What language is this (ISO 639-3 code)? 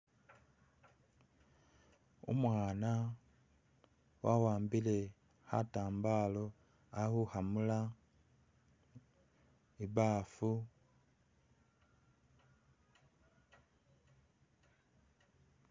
myx